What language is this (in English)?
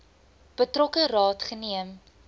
Afrikaans